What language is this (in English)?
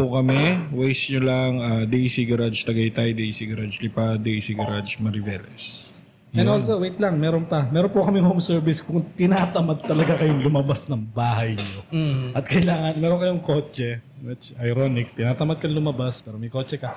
Filipino